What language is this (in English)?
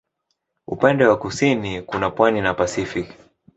Swahili